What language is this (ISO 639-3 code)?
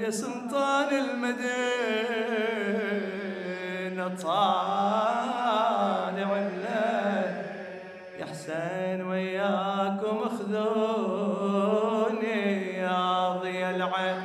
ara